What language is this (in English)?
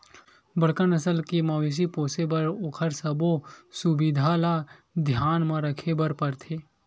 Chhattisgarhi